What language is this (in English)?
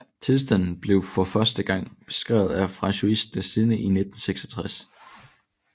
Danish